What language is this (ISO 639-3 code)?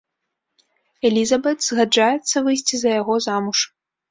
bel